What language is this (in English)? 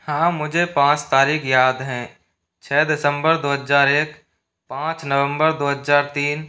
Hindi